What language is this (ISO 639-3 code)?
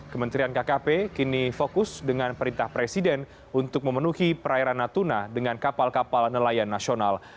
ind